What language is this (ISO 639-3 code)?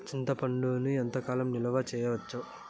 tel